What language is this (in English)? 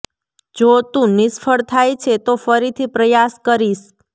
Gujarati